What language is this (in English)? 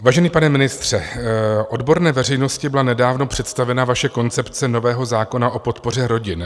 Czech